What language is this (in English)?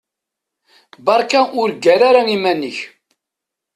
Kabyle